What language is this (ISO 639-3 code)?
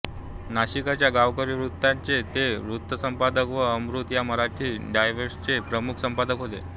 mar